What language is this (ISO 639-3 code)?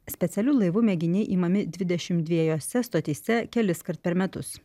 lit